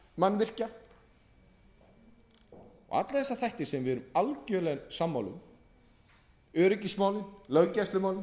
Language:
Icelandic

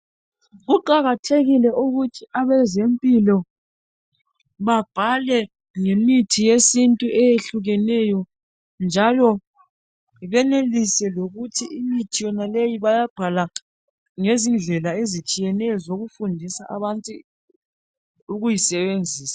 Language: North Ndebele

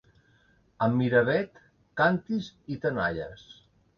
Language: Catalan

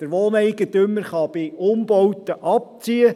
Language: Swiss German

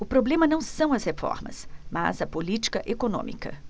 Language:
Portuguese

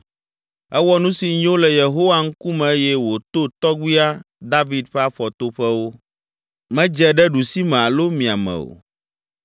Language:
Ewe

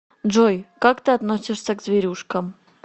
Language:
Russian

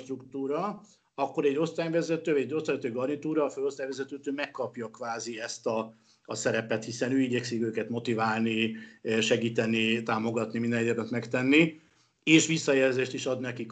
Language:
Hungarian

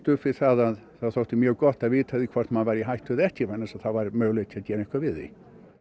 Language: Icelandic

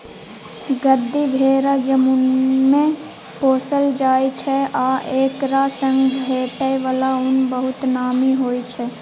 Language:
Maithili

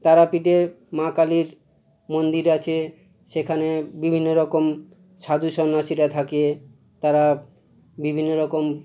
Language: Bangla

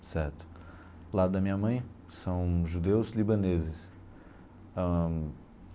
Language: Portuguese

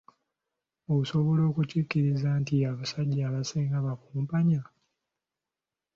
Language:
Ganda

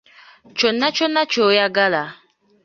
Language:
Ganda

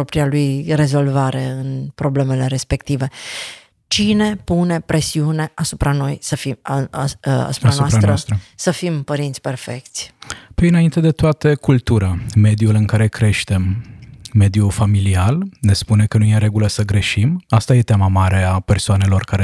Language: Romanian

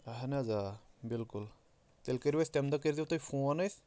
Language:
Kashmiri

